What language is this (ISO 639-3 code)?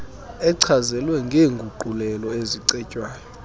xho